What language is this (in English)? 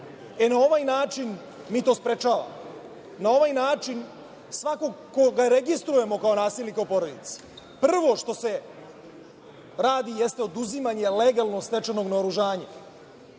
Serbian